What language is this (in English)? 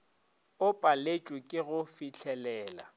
Northern Sotho